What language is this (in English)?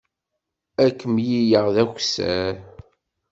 Kabyle